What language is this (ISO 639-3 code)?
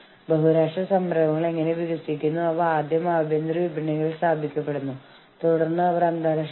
mal